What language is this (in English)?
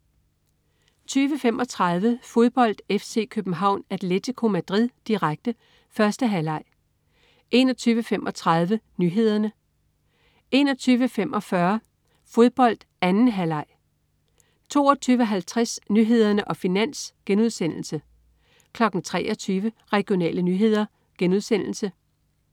Danish